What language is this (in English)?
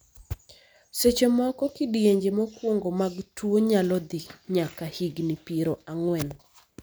Luo (Kenya and Tanzania)